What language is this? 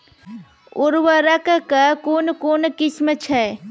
Maithili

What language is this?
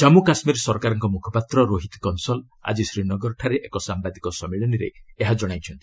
Odia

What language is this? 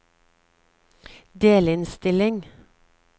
Norwegian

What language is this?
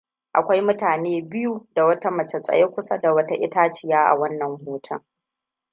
Hausa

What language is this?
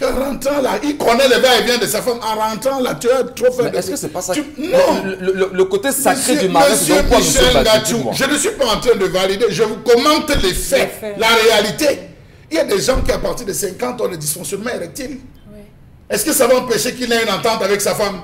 French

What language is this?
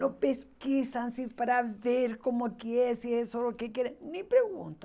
Portuguese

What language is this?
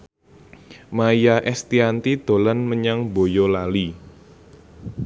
Javanese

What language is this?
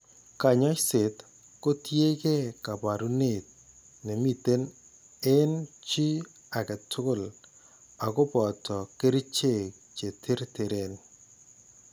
Kalenjin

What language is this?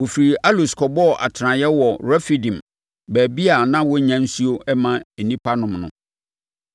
Akan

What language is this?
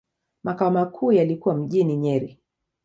Swahili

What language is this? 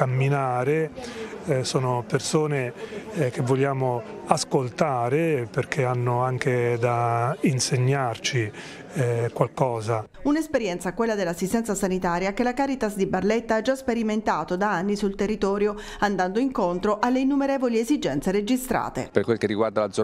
Italian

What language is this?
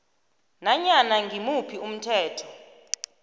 South Ndebele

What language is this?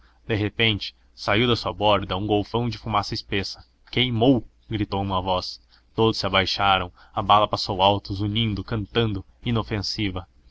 Portuguese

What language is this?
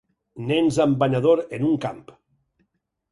Catalan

